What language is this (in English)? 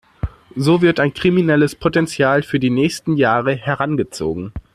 German